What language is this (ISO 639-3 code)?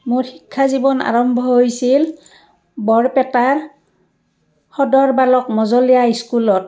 asm